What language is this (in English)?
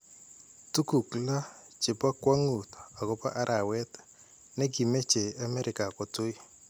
Kalenjin